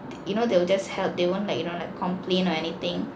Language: English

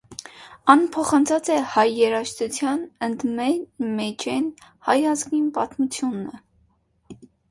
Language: Armenian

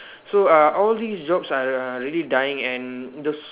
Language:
English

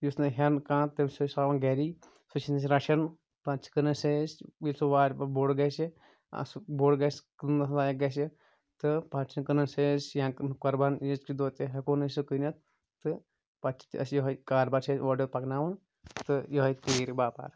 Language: Kashmiri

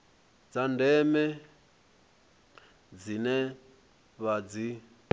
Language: Venda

